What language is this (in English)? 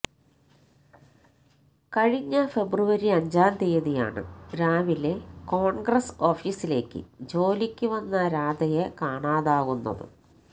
Malayalam